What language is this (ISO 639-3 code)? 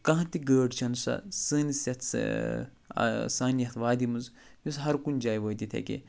kas